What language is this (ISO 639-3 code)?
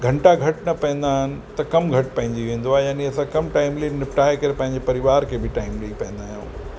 snd